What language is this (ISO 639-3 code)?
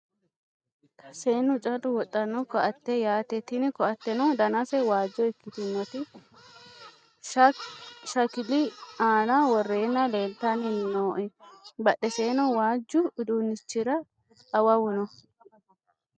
sid